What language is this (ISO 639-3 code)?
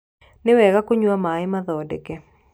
kik